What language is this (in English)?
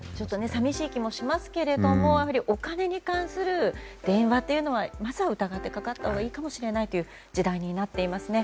Japanese